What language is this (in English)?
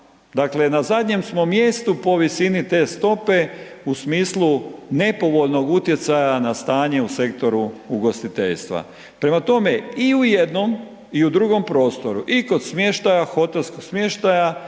Croatian